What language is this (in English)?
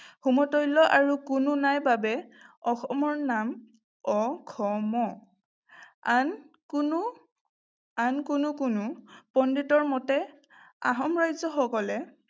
Assamese